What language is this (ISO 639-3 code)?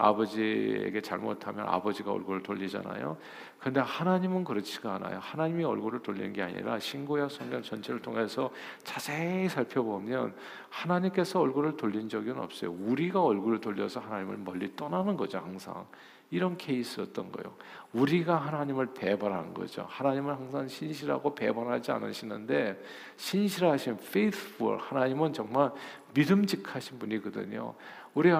kor